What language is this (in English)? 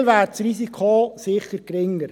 Swiss German